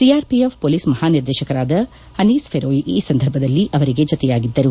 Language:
Kannada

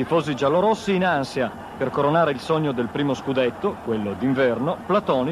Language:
Italian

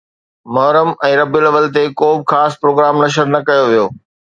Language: Sindhi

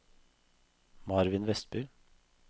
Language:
Norwegian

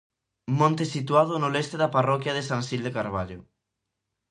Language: Galician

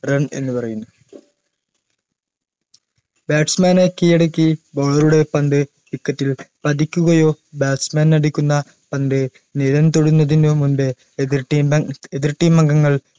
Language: Malayalam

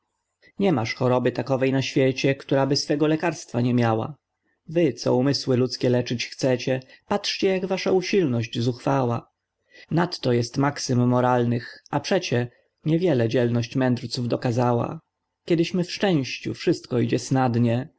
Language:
Polish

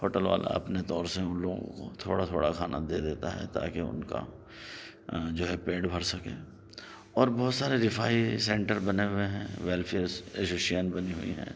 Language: Urdu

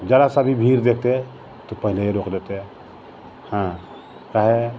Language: Maithili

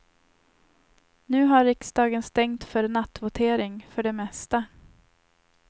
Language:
Swedish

